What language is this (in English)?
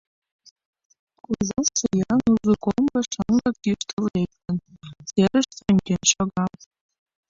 Mari